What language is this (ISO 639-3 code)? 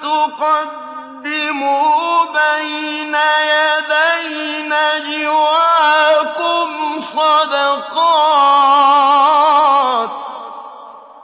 ara